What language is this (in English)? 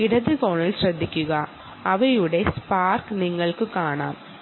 Malayalam